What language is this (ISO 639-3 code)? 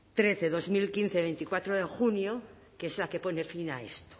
spa